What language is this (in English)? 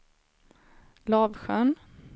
Swedish